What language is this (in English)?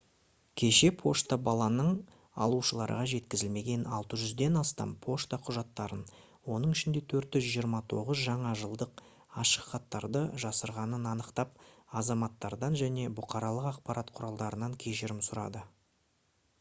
Kazakh